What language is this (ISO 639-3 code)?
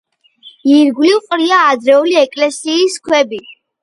kat